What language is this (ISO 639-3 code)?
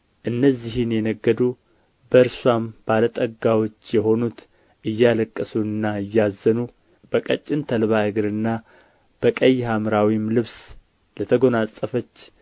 amh